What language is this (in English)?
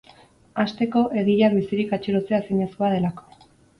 Basque